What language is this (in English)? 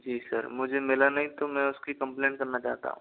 Hindi